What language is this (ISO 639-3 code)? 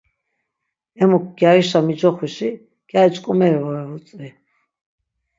lzz